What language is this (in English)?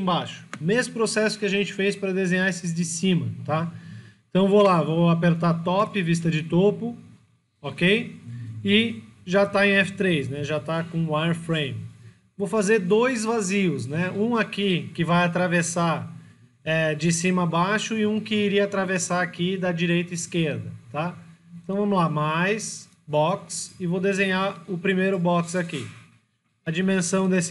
Portuguese